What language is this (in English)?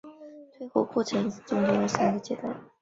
Chinese